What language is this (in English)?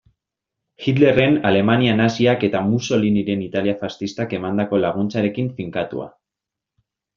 Basque